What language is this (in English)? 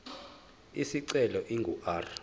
Zulu